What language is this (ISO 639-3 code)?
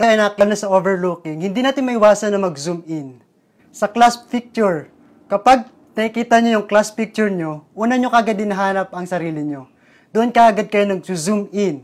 fil